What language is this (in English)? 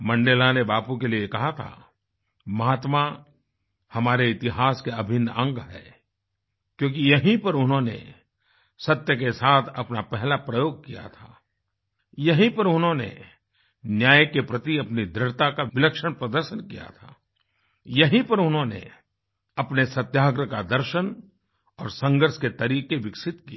Hindi